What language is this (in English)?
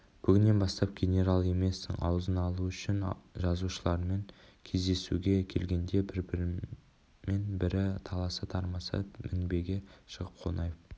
Kazakh